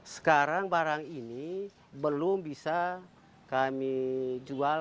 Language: Indonesian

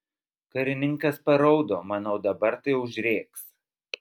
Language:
Lithuanian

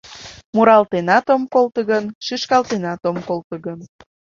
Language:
Mari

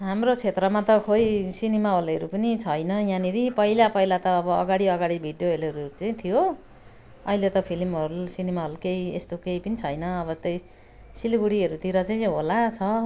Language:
Nepali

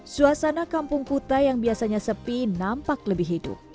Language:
Indonesian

